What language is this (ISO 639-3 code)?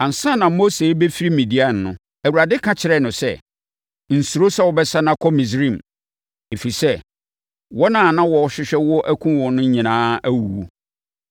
aka